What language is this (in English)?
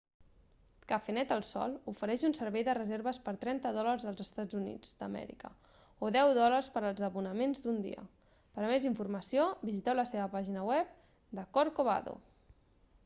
Catalan